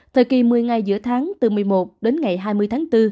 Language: Vietnamese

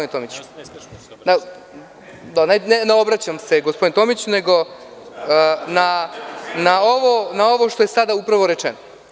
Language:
Serbian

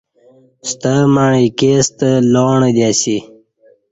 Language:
Kati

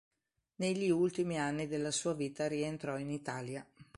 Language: Italian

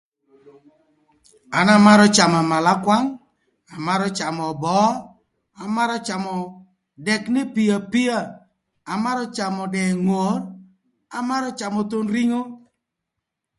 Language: Thur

